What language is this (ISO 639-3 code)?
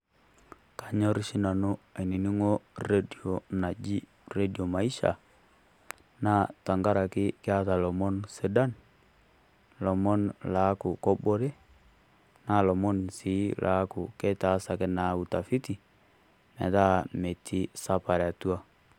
mas